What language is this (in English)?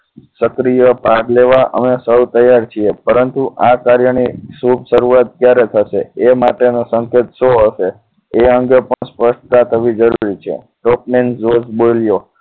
Gujarati